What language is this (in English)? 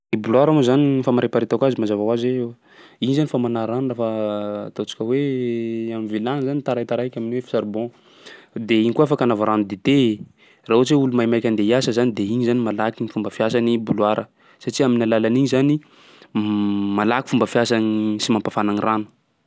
Sakalava Malagasy